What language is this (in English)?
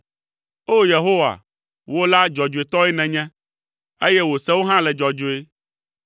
Ewe